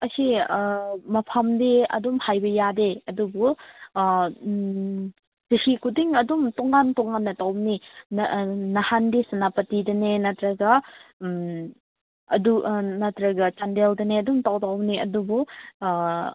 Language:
Manipuri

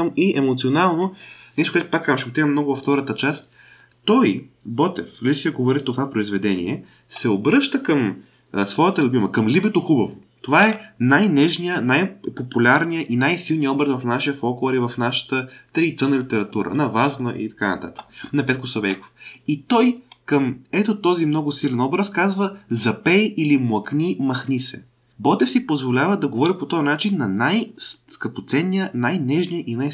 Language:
Bulgarian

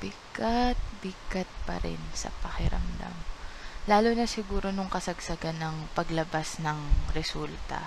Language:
Filipino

